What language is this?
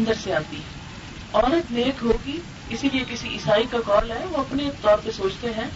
Urdu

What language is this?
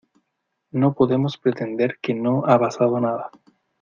Spanish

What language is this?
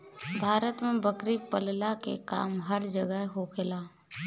Bhojpuri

